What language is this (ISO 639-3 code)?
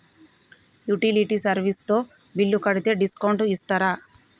tel